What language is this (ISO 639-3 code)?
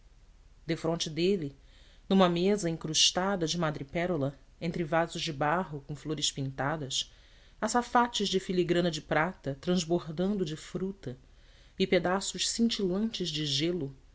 por